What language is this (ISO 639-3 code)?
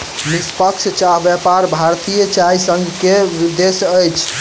mai